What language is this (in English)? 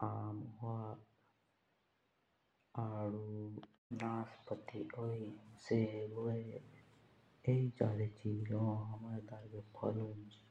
Jaunsari